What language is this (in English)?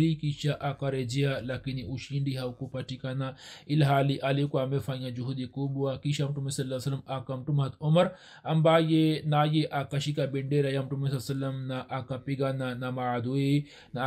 Swahili